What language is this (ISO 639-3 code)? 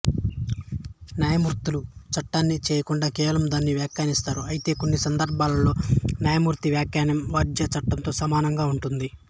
tel